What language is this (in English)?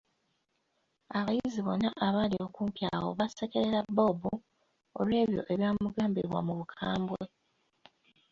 Ganda